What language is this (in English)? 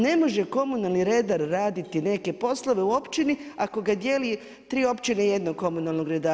Croatian